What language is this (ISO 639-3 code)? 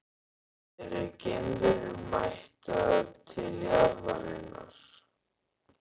isl